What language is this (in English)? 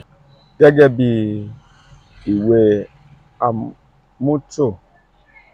Yoruba